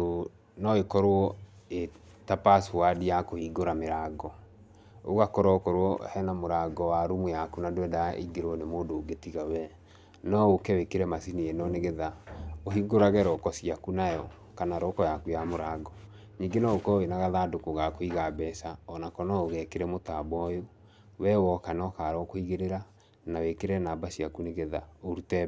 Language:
Kikuyu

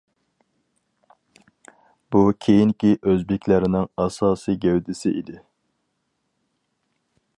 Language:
Uyghur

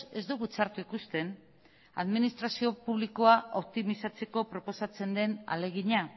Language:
Basque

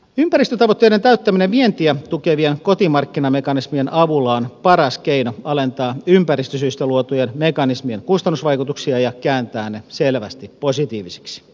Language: Finnish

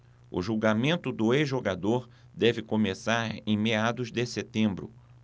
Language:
Portuguese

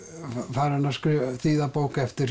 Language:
Icelandic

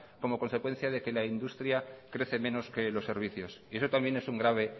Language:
Spanish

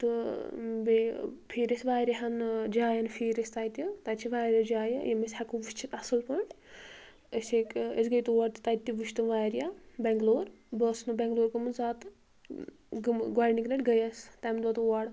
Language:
Kashmiri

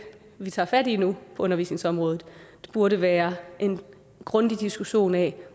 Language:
Danish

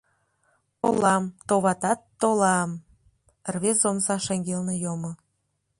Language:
Mari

